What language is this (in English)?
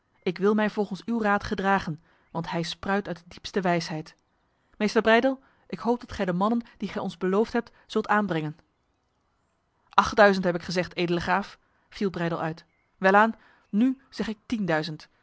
Dutch